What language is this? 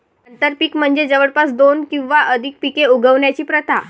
Marathi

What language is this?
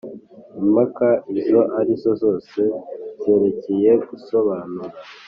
Kinyarwanda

